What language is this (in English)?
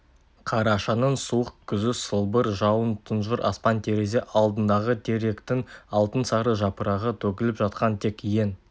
Kazakh